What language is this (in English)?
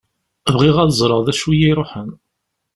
Kabyle